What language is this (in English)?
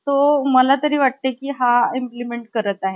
Marathi